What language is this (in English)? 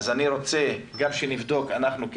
Hebrew